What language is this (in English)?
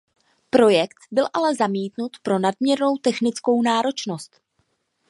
Czech